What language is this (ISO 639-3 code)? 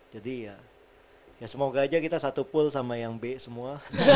ind